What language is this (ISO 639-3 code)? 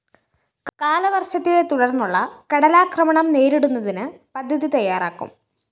mal